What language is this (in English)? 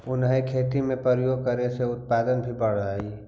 Magahi